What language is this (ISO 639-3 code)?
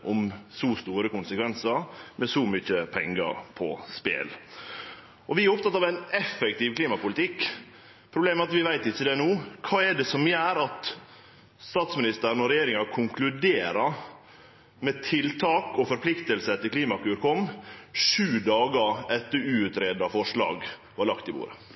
nno